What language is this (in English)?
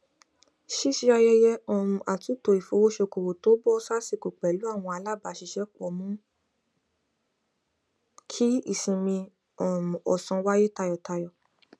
Yoruba